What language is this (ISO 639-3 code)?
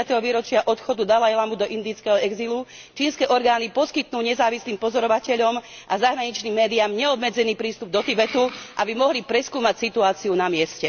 slk